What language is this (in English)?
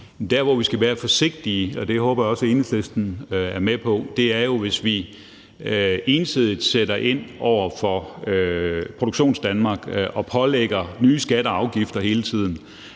Danish